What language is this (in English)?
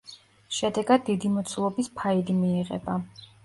Georgian